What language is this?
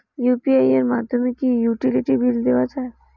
Bangla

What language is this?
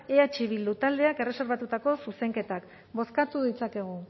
Basque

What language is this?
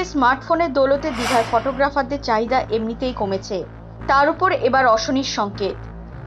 Thai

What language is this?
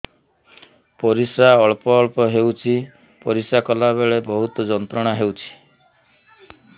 Odia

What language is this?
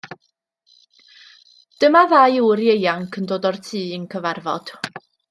Welsh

